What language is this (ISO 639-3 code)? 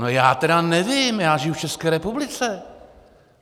ces